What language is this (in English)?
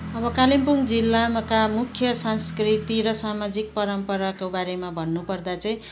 Nepali